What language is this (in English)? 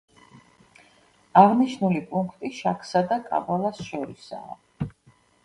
Georgian